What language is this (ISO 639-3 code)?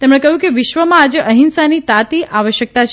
guj